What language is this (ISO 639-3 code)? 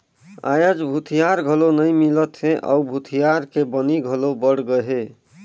hne